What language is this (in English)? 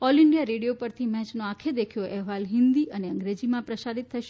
Gujarati